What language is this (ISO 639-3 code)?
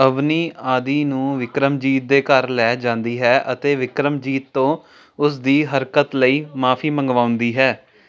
pan